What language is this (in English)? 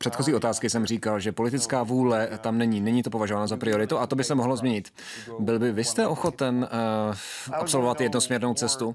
Czech